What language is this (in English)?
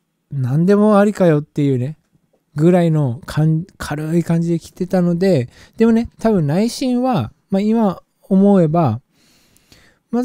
Japanese